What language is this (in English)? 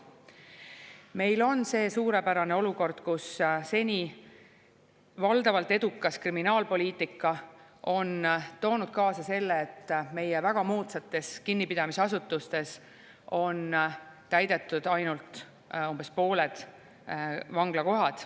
Estonian